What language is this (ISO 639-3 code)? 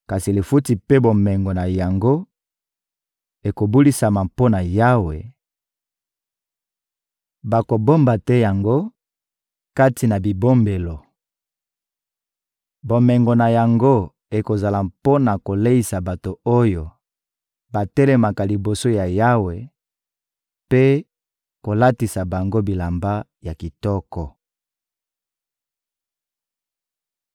lin